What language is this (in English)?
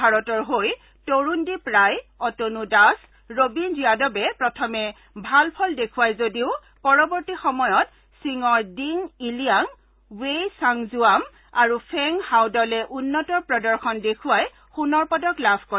Assamese